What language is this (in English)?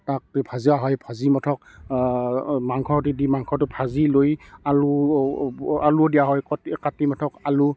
Assamese